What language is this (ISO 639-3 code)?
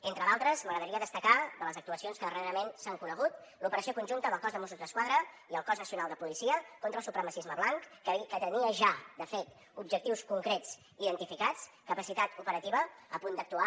cat